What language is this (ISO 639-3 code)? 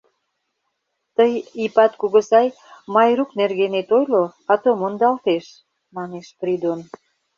chm